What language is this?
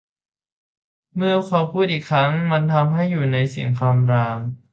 Thai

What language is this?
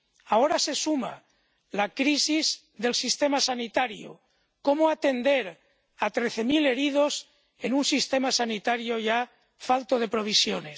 Spanish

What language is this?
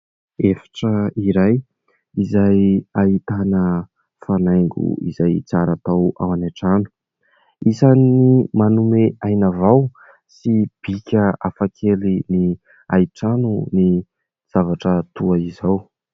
Malagasy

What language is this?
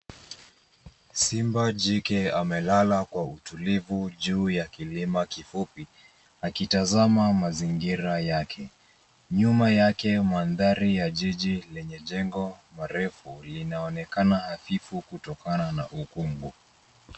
Swahili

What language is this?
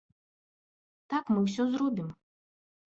Belarusian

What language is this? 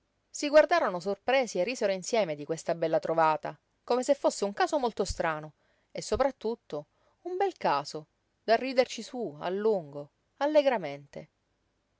Italian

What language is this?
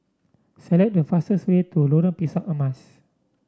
English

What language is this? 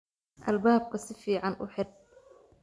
Somali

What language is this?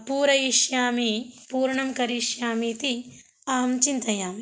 Sanskrit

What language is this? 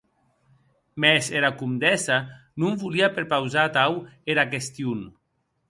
Occitan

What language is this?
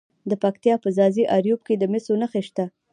Pashto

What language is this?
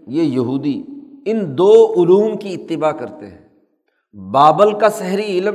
Urdu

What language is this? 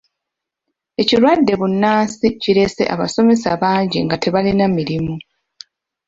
Ganda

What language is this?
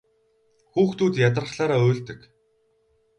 Mongolian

